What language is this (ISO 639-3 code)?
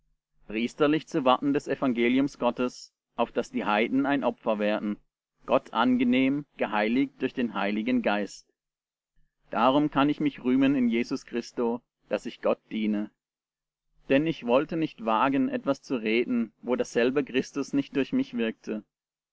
deu